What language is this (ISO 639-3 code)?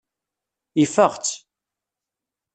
kab